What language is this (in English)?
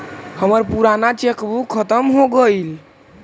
Magahi